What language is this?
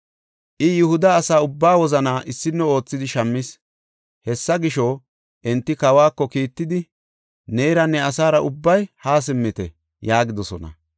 Gofa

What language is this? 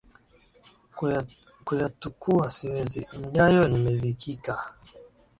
Swahili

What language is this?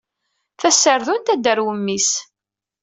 Kabyle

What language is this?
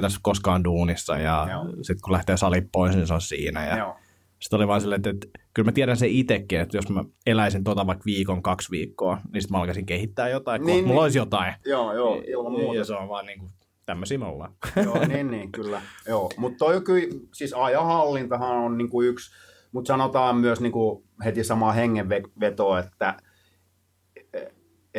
Finnish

